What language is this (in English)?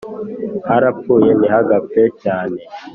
Kinyarwanda